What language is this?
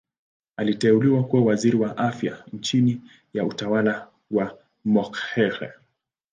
Swahili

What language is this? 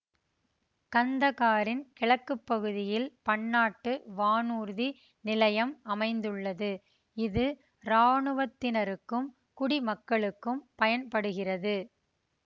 Tamil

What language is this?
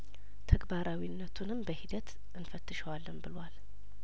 Amharic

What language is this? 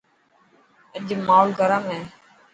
Dhatki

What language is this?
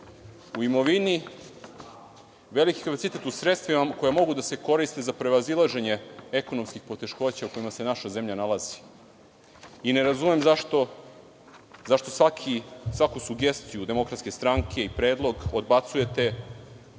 Serbian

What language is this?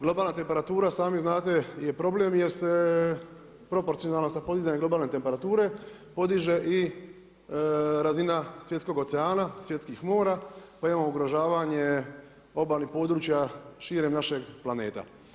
Croatian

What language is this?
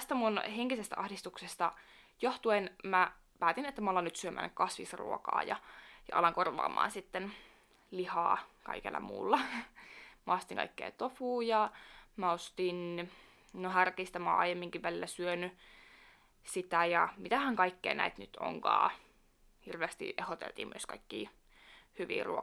Finnish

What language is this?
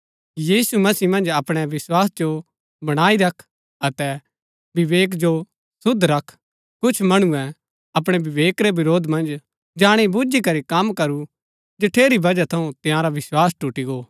Gaddi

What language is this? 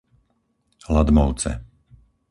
Slovak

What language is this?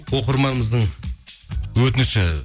Kazakh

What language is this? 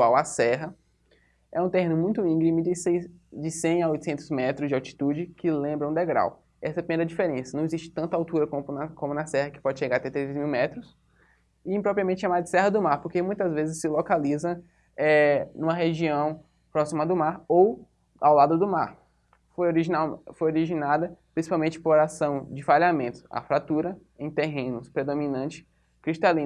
Portuguese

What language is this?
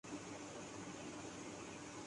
Urdu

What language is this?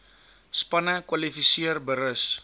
Afrikaans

